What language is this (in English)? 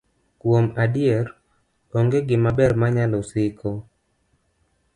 Luo (Kenya and Tanzania)